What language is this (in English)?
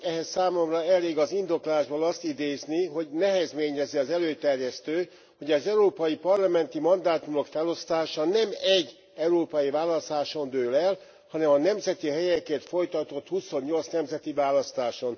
Hungarian